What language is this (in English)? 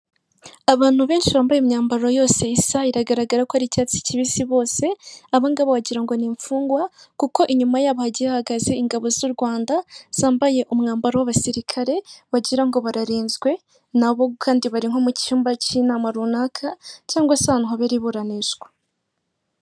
Kinyarwanda